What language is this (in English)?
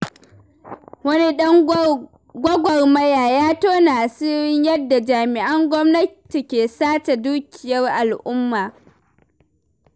Hausa